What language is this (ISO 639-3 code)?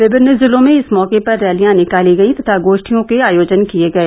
hin